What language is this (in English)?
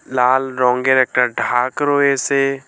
Bangla